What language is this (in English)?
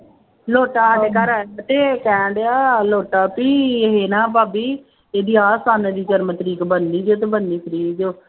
Punjabi